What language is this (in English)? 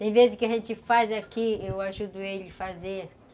Portuguese